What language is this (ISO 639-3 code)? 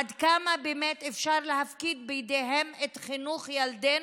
heb